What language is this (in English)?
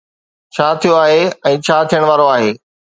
Sindhi